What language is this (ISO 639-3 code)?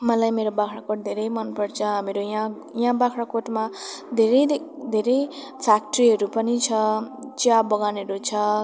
nep